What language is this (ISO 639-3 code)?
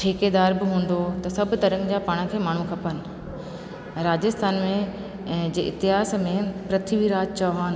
snd